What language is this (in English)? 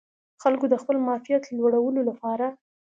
Pashto